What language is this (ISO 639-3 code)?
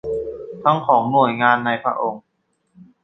tha